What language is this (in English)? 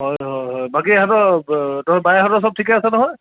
Assamese